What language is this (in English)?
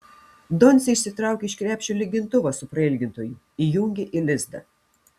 Lithuanian